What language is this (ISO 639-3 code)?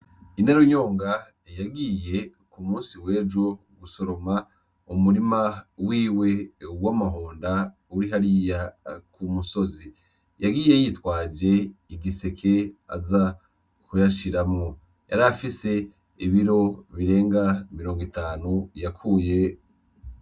run